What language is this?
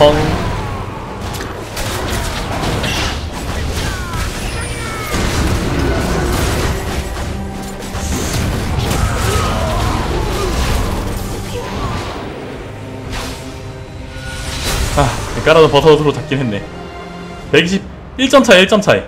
Korean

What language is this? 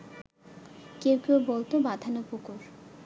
Bangla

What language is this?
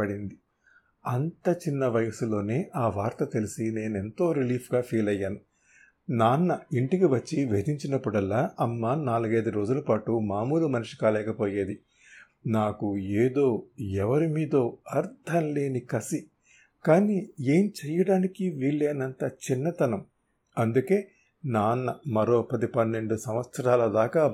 Telugu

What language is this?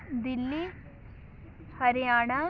Punjabi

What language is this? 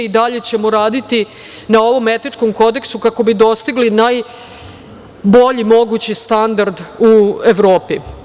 Serbian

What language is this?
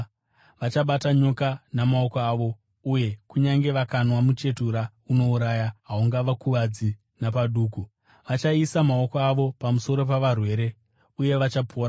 Shona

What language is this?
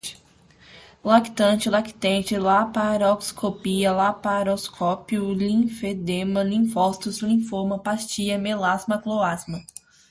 Portuguese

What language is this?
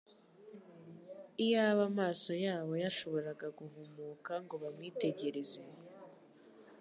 Kinyarwanda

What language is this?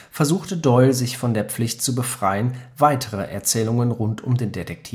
German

